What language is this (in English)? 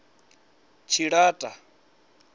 Venda